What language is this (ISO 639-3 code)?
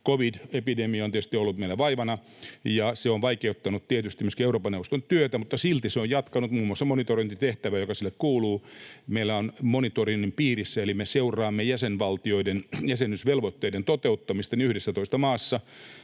fin